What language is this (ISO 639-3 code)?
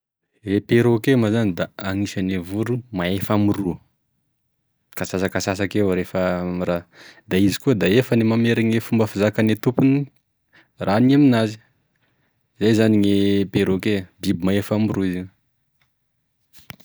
tkg